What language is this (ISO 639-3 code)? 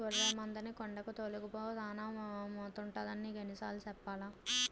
tel